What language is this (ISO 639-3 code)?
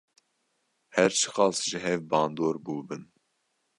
kur